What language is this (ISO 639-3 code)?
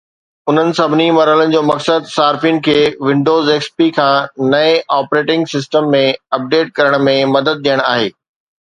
snd